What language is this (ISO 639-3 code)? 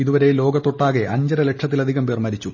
mal